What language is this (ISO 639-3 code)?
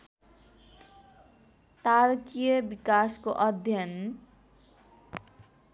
nep